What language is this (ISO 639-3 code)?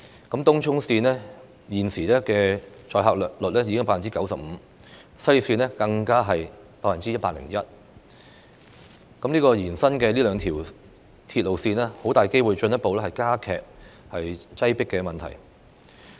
yue